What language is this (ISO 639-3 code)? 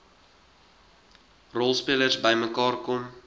afr